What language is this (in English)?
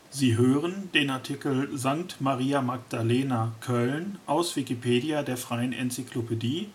German